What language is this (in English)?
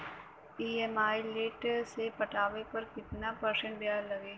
Bhojpuri